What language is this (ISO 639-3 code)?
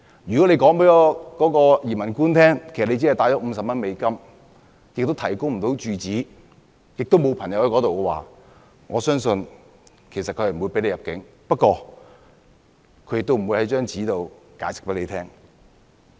yue